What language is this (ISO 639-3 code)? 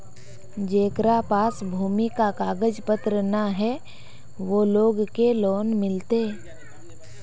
mag